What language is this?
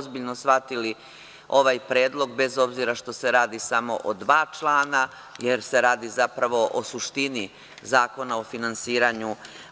Serbian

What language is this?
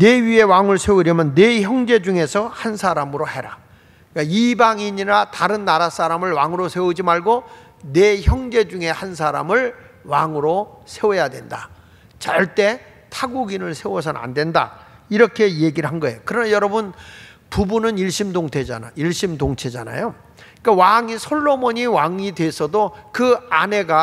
Korean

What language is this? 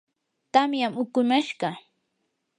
Yanahuanca Pasco Quechua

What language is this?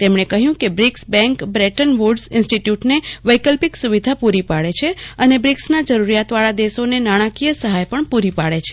Gujarati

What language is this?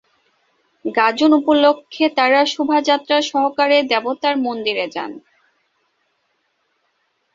Bangla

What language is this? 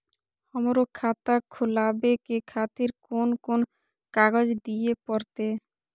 Maithili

